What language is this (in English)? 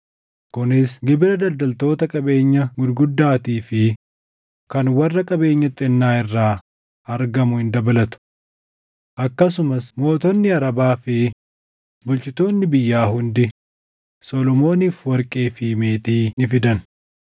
Oromo